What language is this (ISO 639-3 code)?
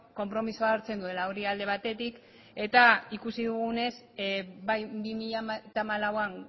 eus